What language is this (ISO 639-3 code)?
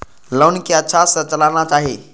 mai